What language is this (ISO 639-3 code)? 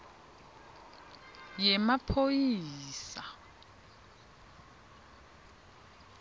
ssw